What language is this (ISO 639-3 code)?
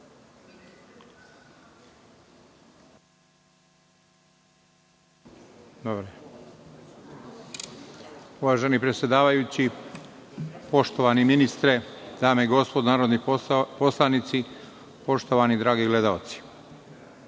srp